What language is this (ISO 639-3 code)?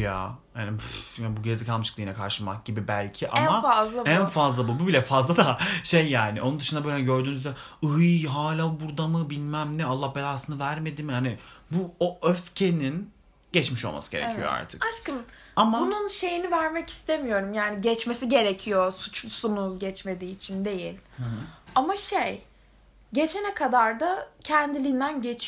tur